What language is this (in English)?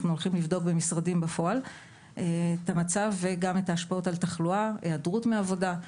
Hebrew